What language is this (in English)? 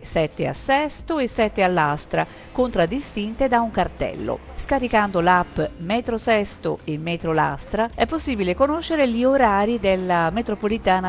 Italian